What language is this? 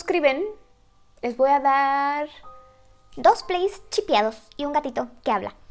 Spanish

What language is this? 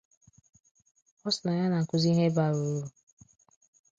Igbo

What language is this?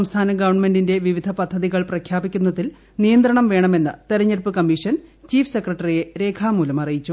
Malayalam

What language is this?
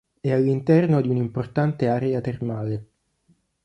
Italian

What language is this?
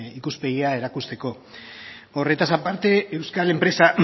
Basque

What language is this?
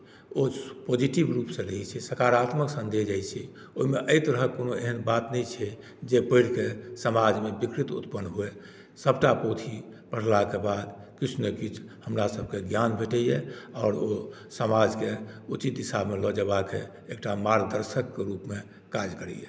Maithili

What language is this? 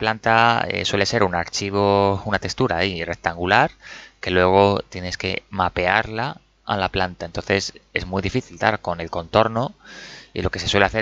Spanish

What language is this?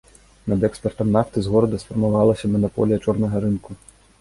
Belarusian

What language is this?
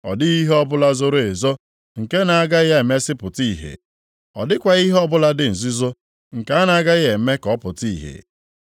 Igbo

